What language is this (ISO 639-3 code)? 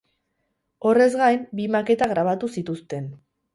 eus